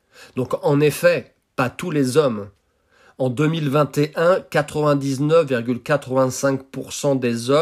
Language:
French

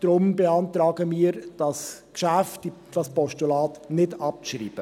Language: Swiss German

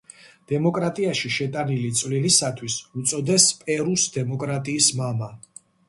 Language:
Georgian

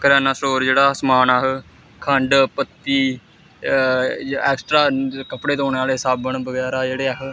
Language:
Dogri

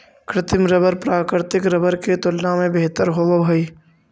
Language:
Magahi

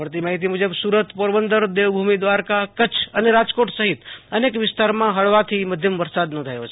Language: Gujarati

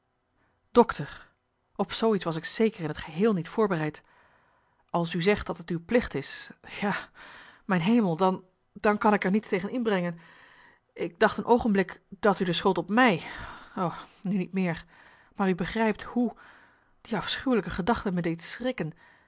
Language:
Dutch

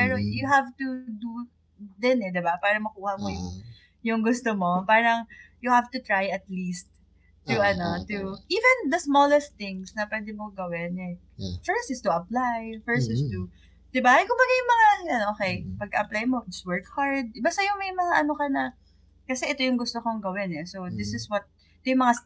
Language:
Filipino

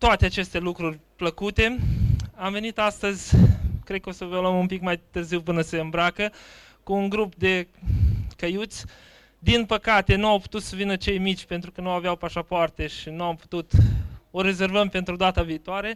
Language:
Romanian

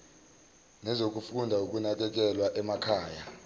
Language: Zulu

